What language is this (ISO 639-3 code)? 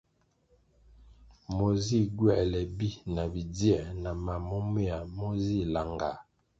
nmg